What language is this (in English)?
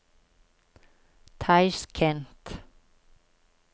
Norwegian